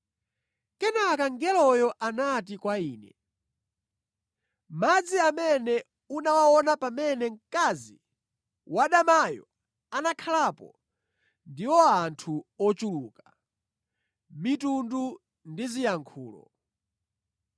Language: Nyanja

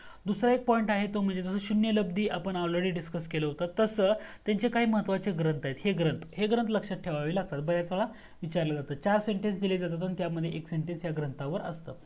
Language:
Marathi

